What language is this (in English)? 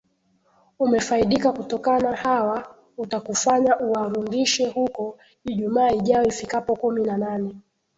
Swahili